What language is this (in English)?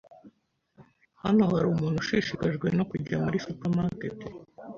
Kinyarwanda